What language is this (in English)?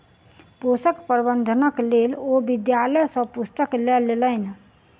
Maithili